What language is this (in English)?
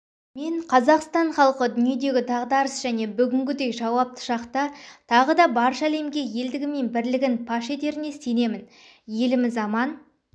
Kazakh